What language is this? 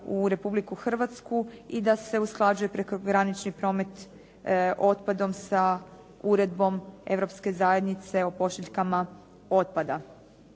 Croatian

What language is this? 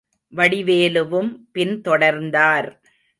Tamil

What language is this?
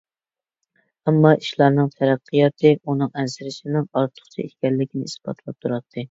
Uyghur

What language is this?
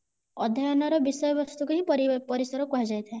Odia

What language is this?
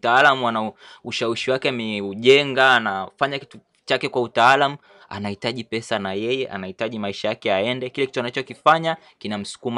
Swahili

